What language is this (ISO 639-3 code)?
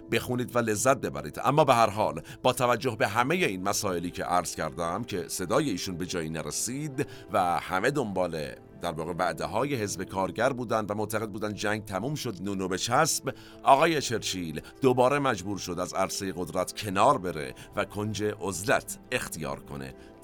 fas